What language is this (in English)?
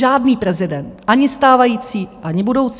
Czech